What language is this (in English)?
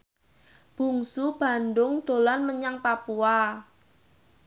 Javanese